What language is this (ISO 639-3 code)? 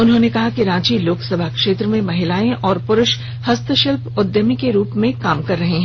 hin